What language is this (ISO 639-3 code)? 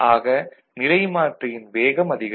tam